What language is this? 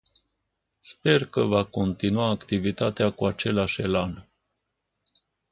Romanian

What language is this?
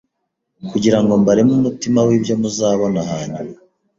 Kinyarwanda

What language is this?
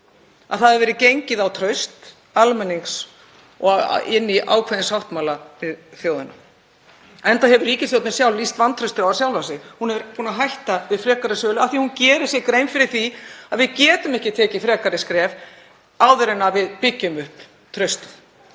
Icelandic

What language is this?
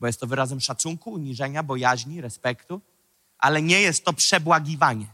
Polish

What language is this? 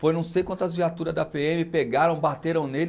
Portuguese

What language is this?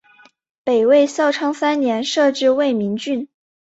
Chinese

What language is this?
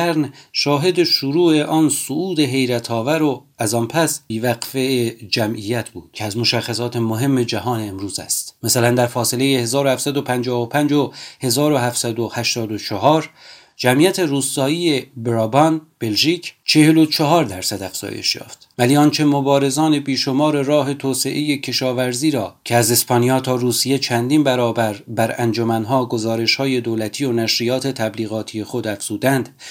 Persian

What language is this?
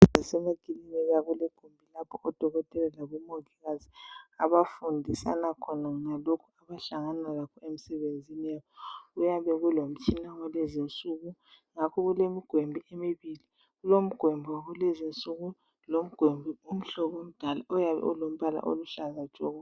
North Ndebele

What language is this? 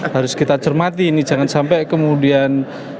Indonesian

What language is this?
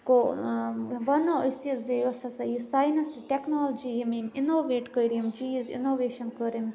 Kashmiri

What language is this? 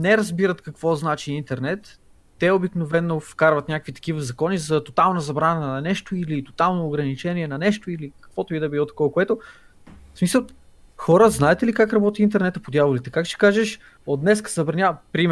Bulgarian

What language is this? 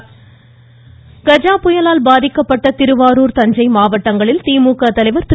Tamil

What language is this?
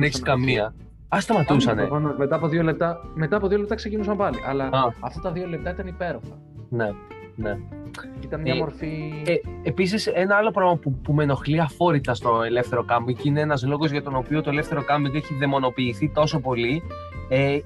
Greek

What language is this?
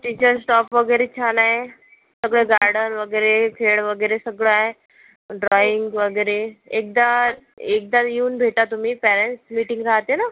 Marathi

